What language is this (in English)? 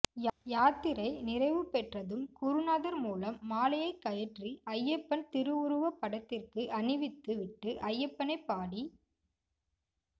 Tamil